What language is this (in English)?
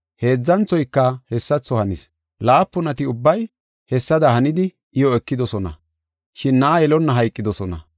Gofa